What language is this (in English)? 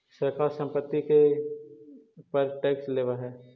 Magahi